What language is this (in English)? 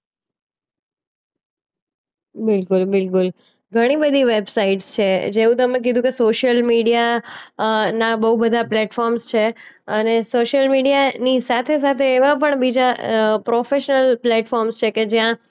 Gujarati